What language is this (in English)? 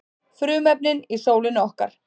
Icelandic